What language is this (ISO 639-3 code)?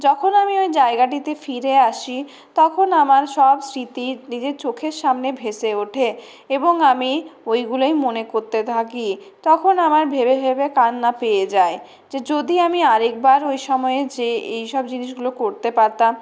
ben